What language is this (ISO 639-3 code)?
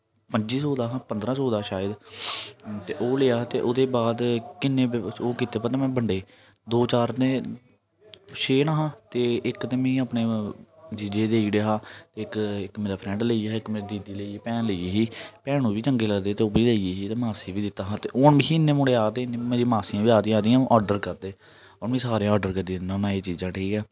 doi